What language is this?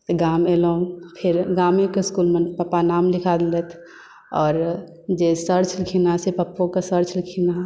Maithili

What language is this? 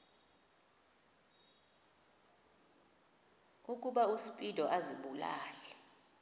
Xhosa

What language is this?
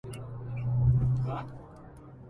Arabic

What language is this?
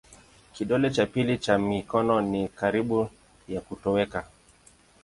Swahili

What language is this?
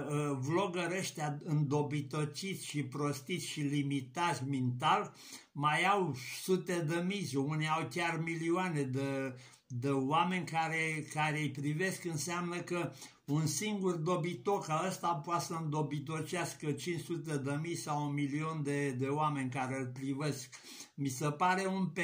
Romanian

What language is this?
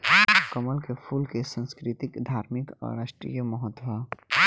Bhojpuri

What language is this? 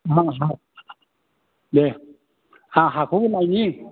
Bodo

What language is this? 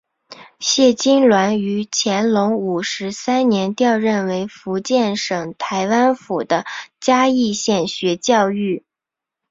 Chinese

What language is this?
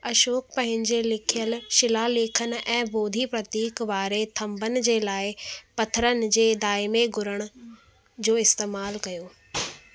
Sindhi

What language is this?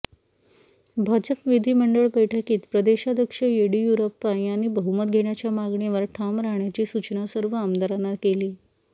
Marathi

